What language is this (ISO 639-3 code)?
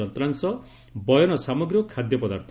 ori